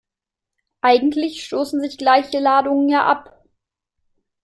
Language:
German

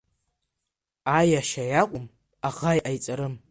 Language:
Abkhazian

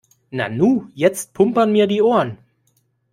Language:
German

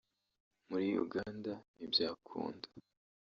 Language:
Kinyarwanda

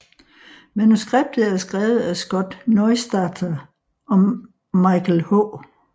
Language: Danish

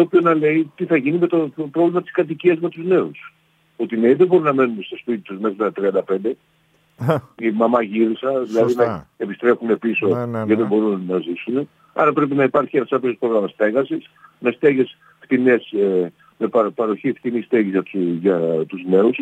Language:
Greek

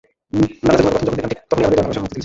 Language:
Bangla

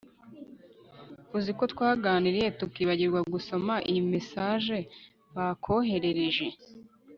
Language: Kinyarwanda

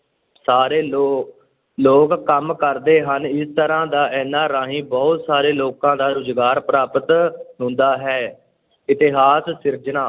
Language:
Punjabi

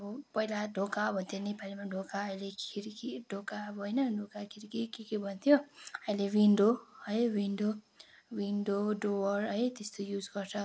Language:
Nepali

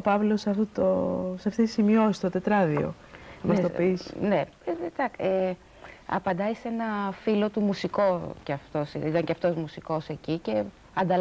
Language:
Greek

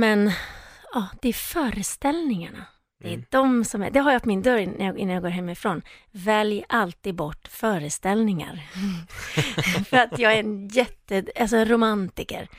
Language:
Swedish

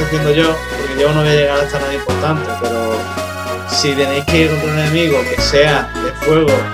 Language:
Spanish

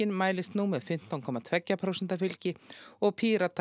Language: Icelandic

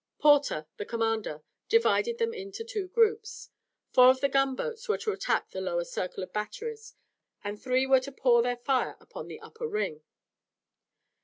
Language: English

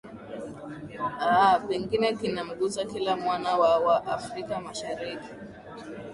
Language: Swahili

